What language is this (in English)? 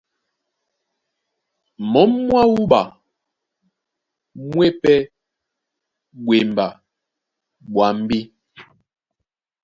Duala